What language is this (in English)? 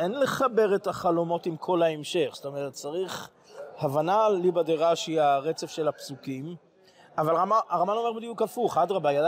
Hebrew